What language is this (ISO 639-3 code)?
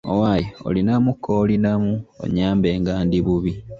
lug